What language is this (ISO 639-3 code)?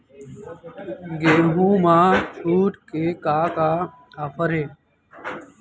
hne